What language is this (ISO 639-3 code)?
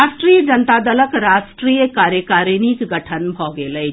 mai